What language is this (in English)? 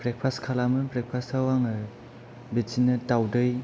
Bodo